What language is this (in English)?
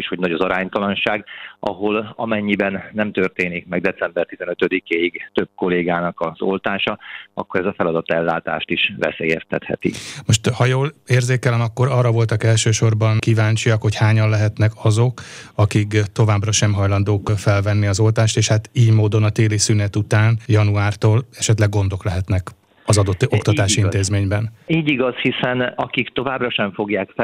Hungarian